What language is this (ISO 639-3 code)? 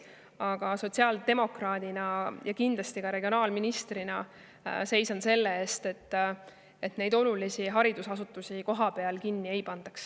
est